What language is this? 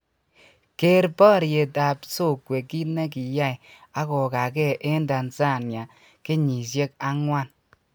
Kalenjin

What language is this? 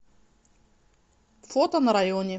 Russian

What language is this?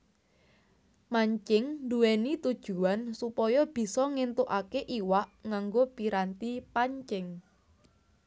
Javanese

